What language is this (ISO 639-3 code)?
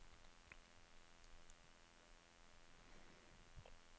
nor